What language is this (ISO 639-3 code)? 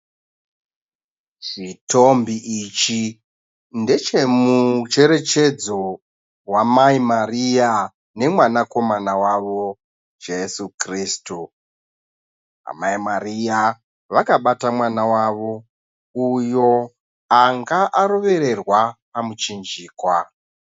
sna